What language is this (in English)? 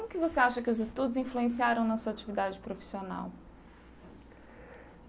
Portuguese